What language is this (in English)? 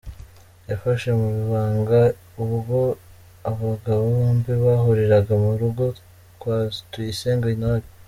Kinyarwanda